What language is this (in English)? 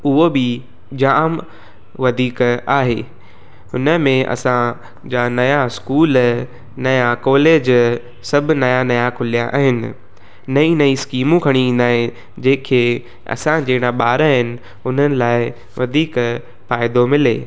Sindhi